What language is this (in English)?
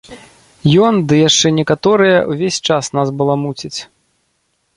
Belarusian